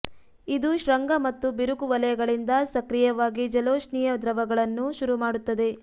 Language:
Kannada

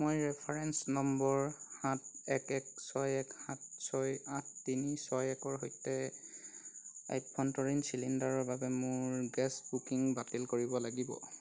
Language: Assamese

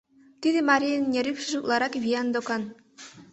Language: Mari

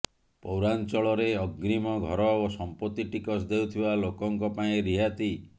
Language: Odia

